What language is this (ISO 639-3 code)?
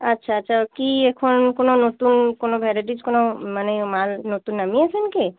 ben